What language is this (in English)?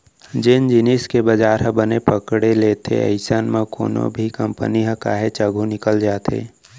Chhattisgarhi